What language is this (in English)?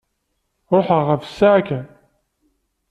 Kabyle